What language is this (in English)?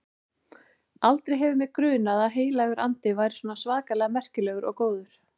Icelandic